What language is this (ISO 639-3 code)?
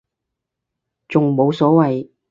yue